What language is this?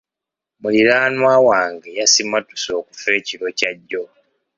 Ganda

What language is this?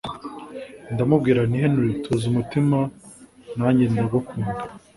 Kinyarwanda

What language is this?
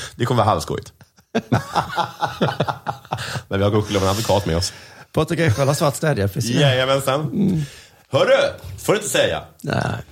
Swedish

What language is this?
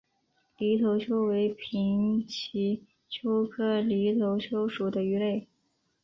Chinese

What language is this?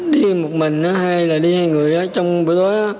Vietnamese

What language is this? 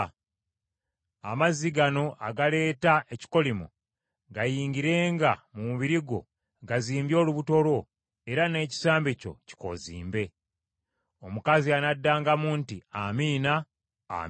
Ganda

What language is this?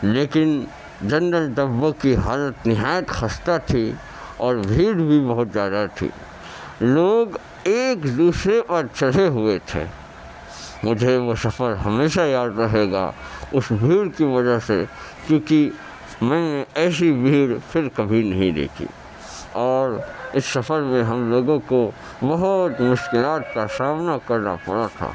Urdu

